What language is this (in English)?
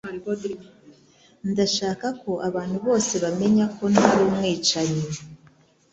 Kinyarwanda